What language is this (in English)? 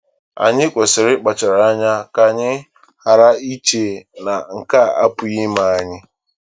Igbo